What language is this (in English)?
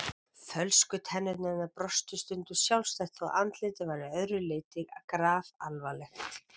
Icelandic